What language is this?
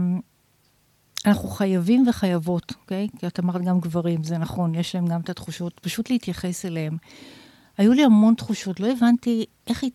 Hebrew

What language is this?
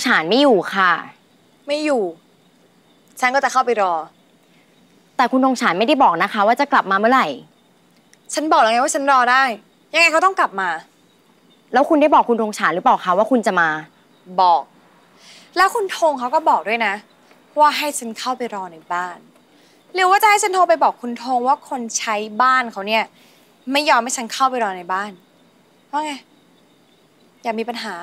Thai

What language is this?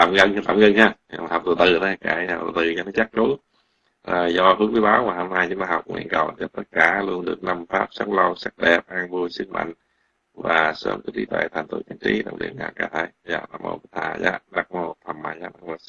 Vietnamese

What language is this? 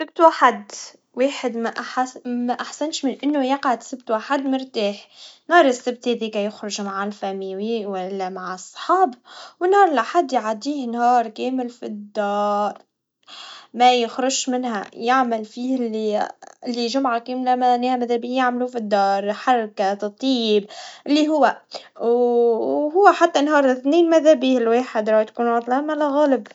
Tunisian Arabic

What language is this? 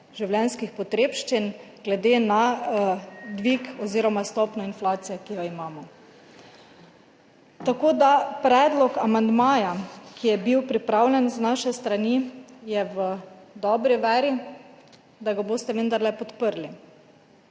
Slovenian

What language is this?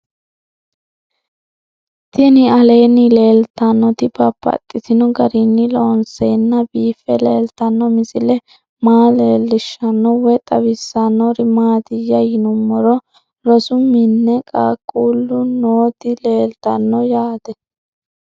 Sidamo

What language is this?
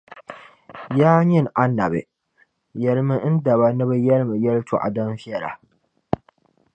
Dagbani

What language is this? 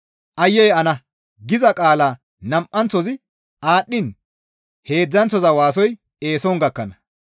Gamo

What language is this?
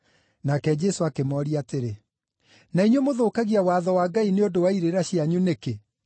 Kikuyu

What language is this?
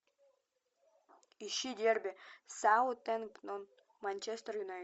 Russian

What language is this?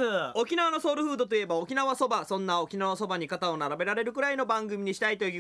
Japanese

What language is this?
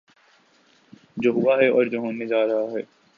Urdu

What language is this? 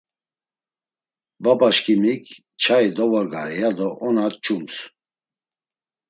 Laz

